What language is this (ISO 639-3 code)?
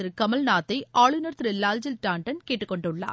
tam